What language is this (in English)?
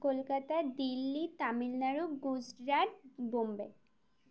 Bangla